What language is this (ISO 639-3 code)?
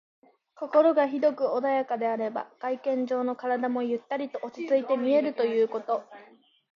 jpn